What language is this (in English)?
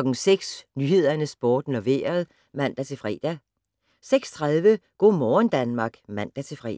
Danish